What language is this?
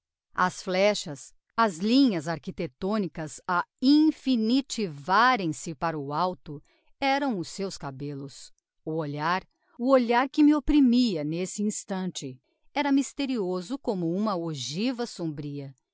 Portuguese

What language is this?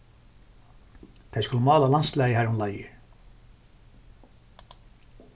Faroese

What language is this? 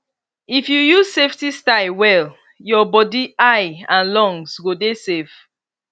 Nigerian Pidgin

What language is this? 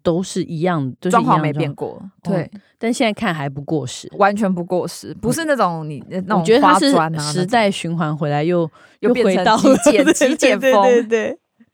Chinese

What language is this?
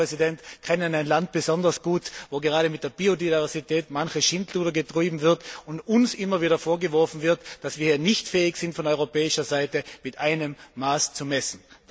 German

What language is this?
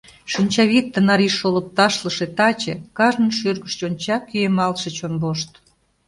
Mari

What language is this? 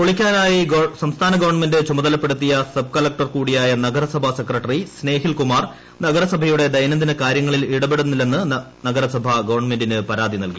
Malayalam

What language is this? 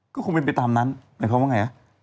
Thai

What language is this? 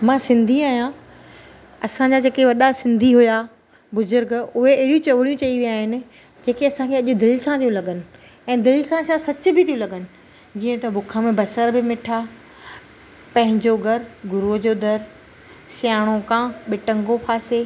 Sindhi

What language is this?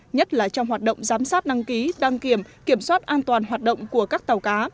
Vietnamese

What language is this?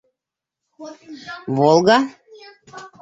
Bashkir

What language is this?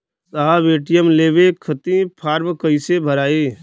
Bhojpuri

